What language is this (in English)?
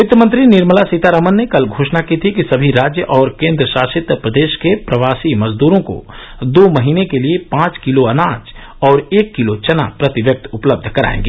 Hindi